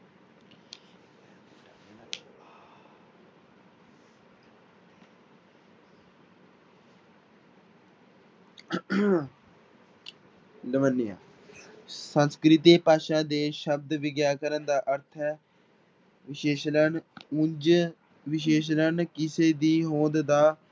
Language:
Punjabi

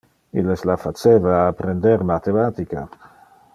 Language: Interlingua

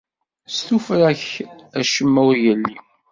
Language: Kabyle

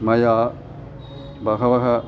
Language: Sanskrit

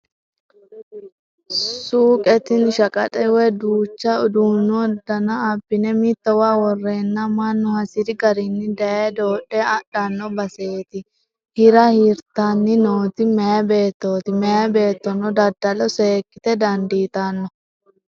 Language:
Sidamo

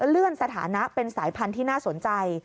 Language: Thai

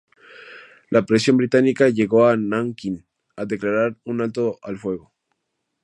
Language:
Spanish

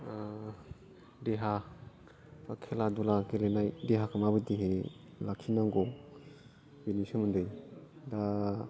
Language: Bodo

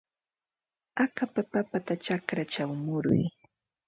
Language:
Ambo-Pasco Quechua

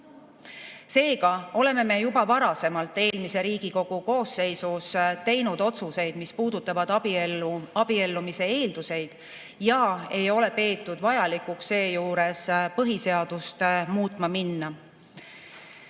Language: Estonian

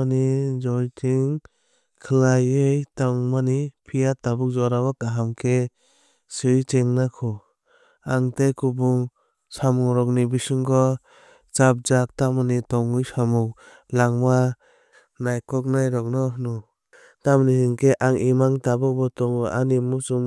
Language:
Kok Borok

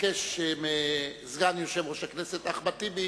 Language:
Hebrew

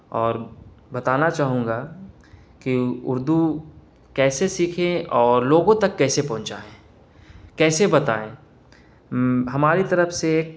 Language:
Urdu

